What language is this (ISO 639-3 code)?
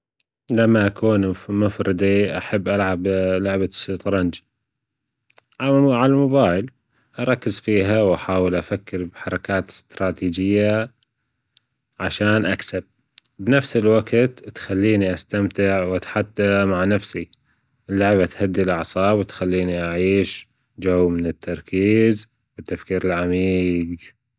afb